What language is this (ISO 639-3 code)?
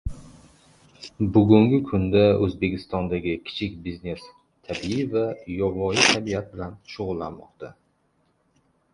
uzb